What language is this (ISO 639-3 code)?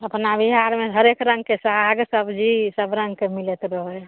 mai